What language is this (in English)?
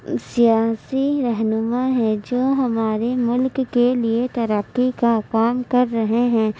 Urdu